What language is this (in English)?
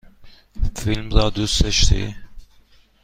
Persian